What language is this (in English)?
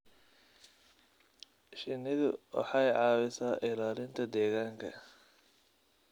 Somali